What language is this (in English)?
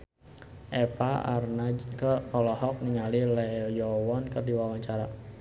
Sundanese